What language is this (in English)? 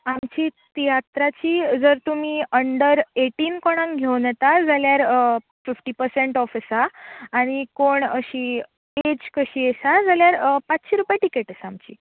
Konkani